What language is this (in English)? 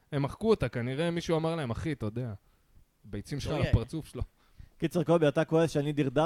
Hebrew